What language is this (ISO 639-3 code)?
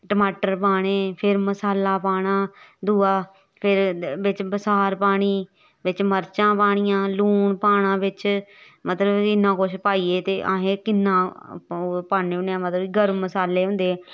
doi